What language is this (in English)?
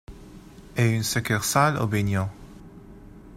French